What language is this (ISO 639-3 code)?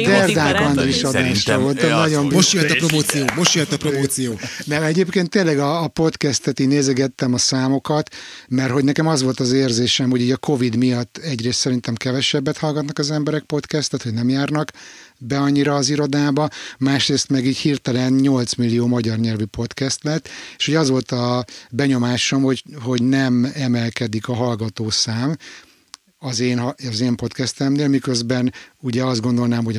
hun